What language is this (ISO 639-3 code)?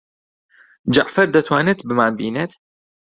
ckb